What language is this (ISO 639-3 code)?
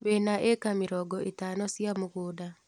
kik